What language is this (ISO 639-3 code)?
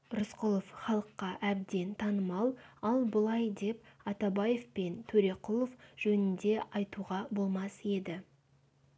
kaz